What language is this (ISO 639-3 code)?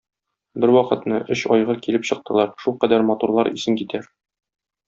tat